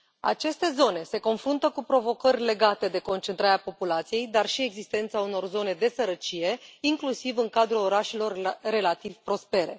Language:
Romanian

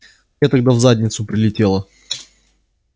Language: Russian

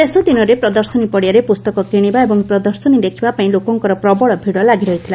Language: Odia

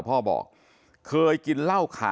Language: Thai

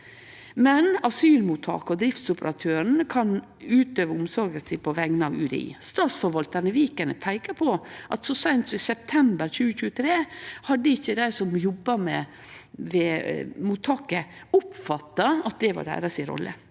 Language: Norwegian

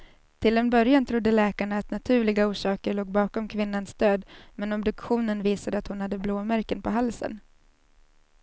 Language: Swedish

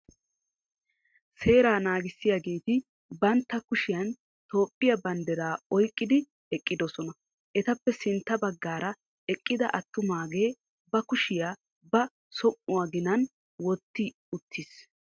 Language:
Wolaytta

